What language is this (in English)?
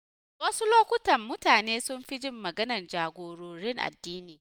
Hausa